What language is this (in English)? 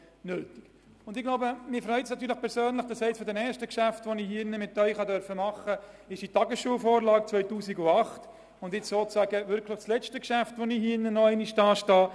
Swiss German